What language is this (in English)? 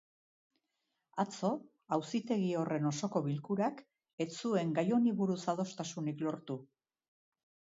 Basque